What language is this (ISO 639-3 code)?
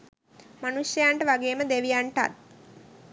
sin